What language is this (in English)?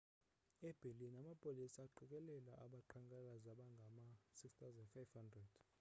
Xhosa